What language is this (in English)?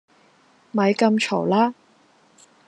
Cantonese